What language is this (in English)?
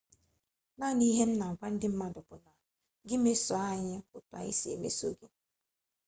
Igbo